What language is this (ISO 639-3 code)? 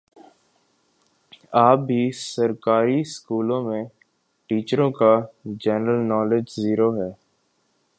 urd